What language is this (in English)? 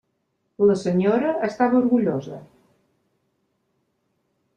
Catalan